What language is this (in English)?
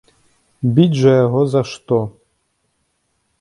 Belarusian